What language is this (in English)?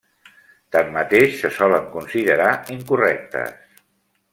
Catalan